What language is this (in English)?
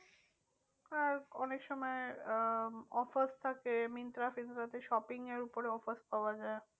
Bangla